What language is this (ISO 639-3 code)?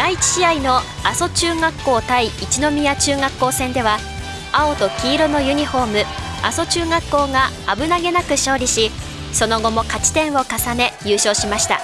jpn